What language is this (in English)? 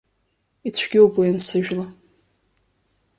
Abkhazian